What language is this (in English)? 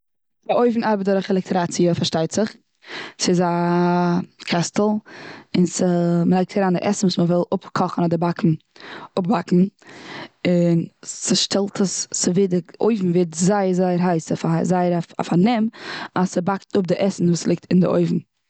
Yiddish